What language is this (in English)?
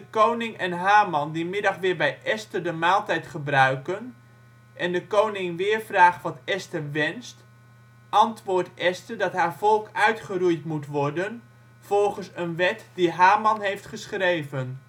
Dutch